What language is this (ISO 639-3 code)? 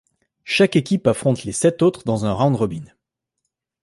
fra